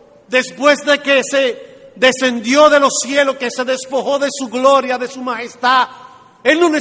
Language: Spanish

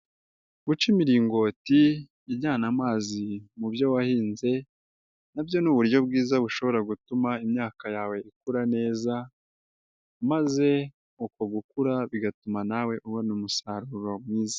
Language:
Kinyarwanda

